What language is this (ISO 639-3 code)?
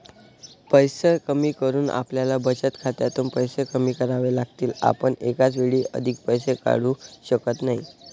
mar